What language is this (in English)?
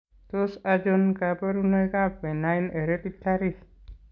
Kalenjin